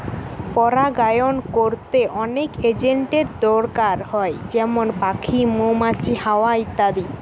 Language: Bangla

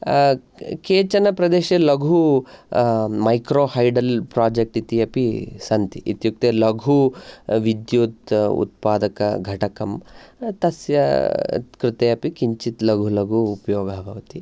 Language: Sanskrit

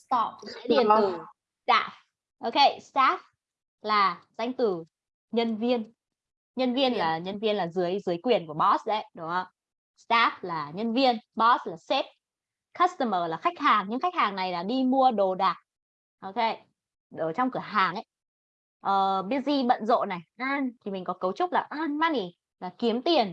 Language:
Vietnamese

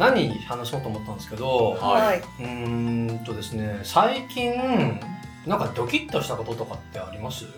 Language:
Japanese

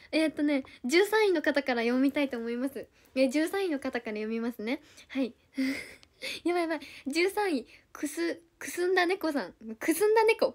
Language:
Japanese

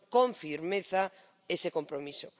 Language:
Spanish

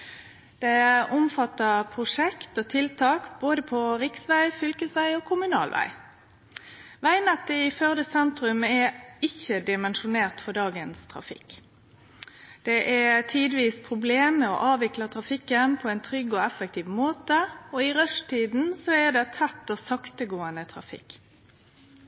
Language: Norwegian Nynorsk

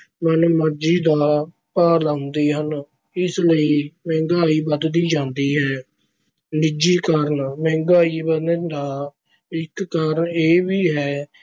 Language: Punjabi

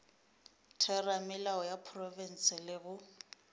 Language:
Northern Sotho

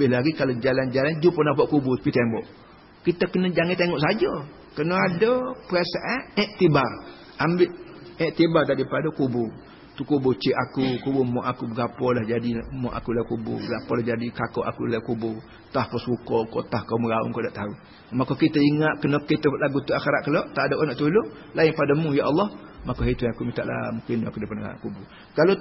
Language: Malay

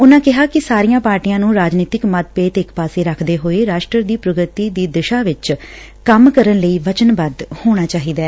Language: Punjabi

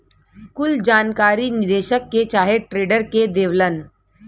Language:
Bhojpuri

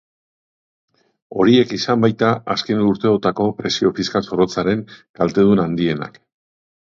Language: Basque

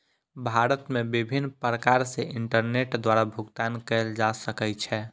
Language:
Maithili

